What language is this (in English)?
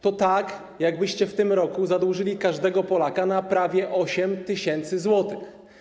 Polish